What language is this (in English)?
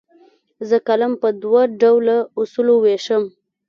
Pashto